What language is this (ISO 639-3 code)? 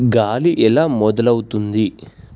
tel